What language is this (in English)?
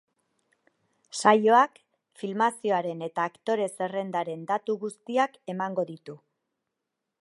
Basque